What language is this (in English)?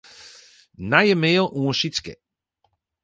Western Frisian